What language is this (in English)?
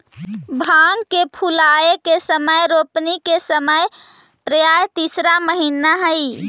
Magahi